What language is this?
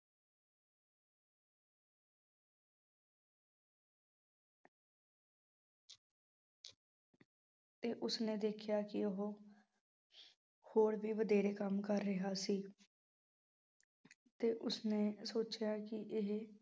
Punjabi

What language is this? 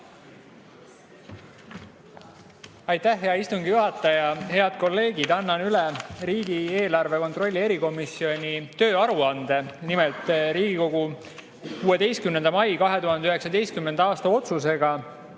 Estonian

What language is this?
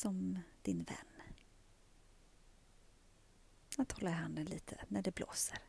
Swedish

